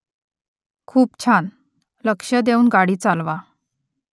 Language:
Marathi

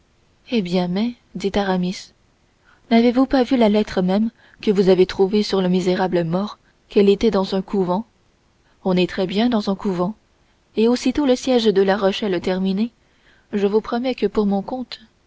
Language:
French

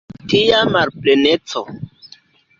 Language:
Esperanto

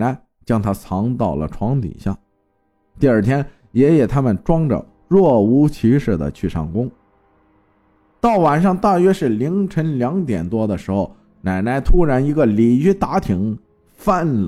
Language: Chinese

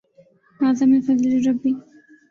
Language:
Urdu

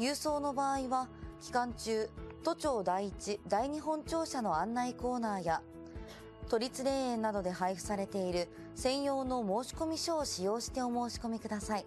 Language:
Japanese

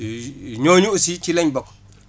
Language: Wolof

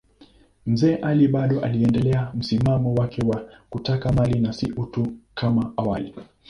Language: Swahili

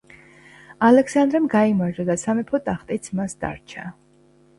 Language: Georgian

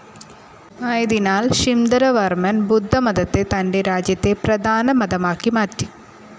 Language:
Malayalam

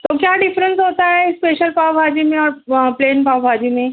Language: Urdu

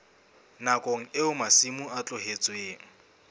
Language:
Southern Sotho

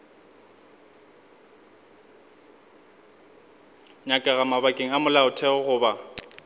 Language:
Northern Sotho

